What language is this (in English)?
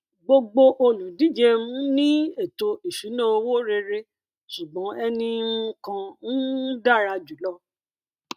Yoruba